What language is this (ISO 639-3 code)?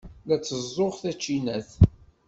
kab